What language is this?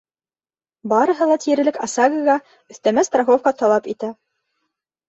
Bashkir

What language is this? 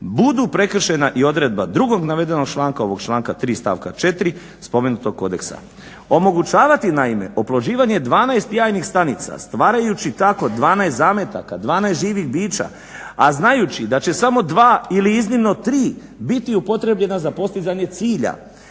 Croatian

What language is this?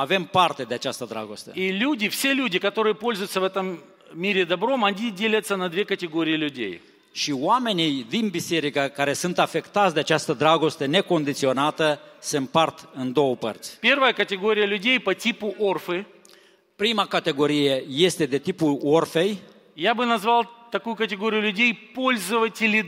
Romanian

